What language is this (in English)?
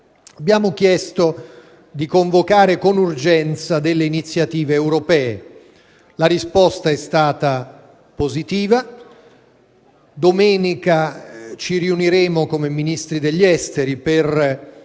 Italian